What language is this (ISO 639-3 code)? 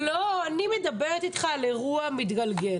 heb